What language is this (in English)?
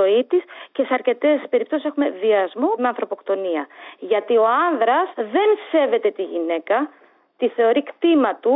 Greek